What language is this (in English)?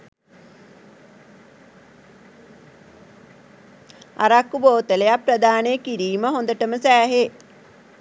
Sinhala